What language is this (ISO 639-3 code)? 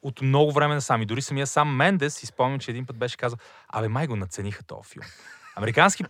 bul